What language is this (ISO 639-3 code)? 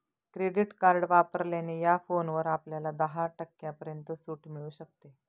mar